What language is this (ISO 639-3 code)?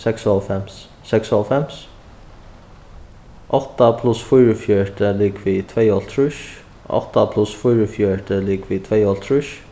fao